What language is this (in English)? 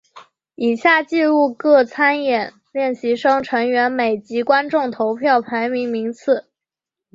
Chinese